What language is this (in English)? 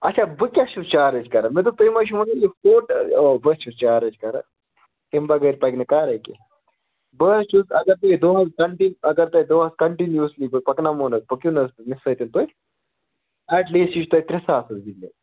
Kashmiri